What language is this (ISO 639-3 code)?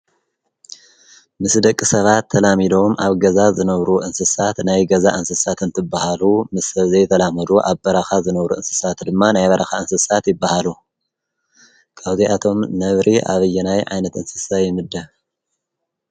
tir